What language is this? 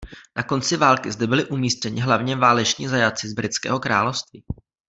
Czech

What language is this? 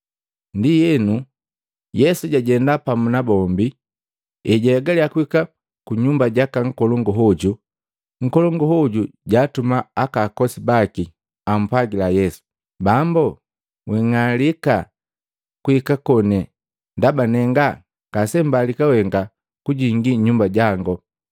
Matengo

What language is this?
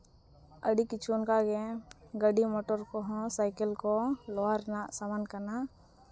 Santali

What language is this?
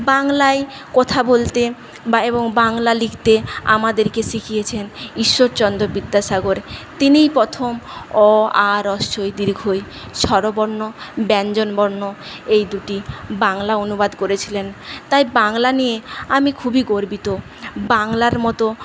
Bangla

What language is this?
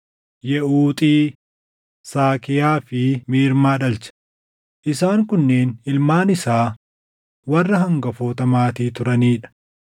Oromo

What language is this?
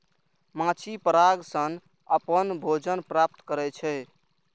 Maithili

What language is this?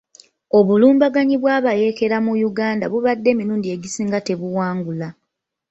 Ganda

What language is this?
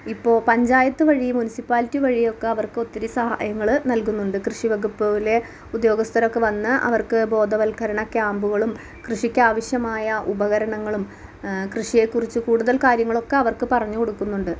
Malayalam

